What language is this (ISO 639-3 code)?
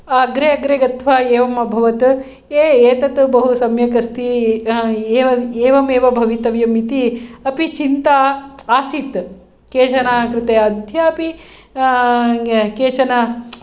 san